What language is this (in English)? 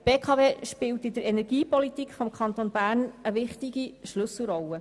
Swiss German